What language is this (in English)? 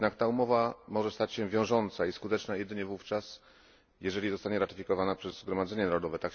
Polish